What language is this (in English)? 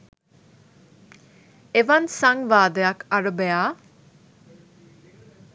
Sinhala